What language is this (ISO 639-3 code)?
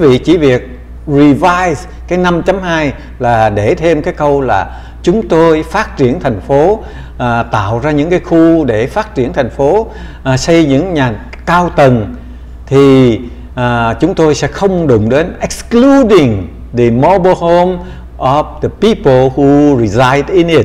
vie